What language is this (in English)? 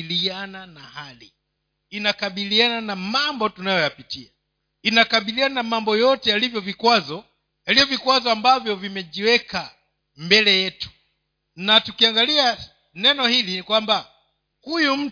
Swahili